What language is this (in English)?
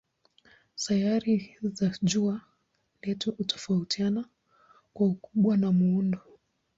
Swahili